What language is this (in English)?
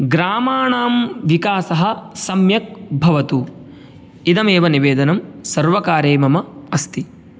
Sanskrit